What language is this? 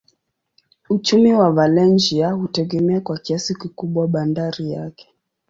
Swahili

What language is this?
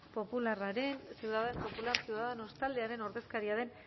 Basque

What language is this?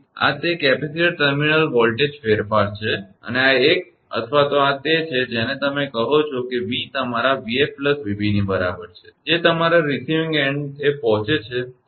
Gujarati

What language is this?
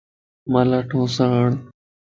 Lasi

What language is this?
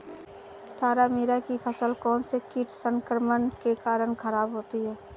Hindi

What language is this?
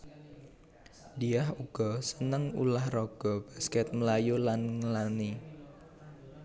Javanese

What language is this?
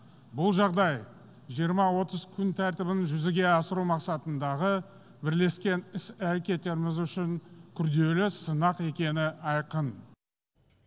Kazakh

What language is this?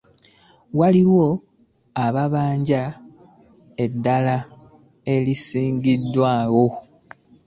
Ganda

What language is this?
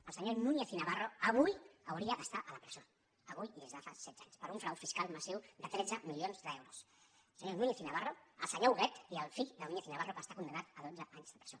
Catalan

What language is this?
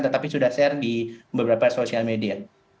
Indonesian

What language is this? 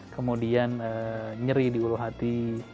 Indonesian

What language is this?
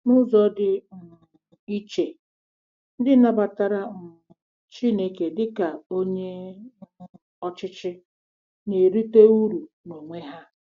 Igbo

